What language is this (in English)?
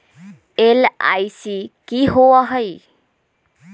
Magahi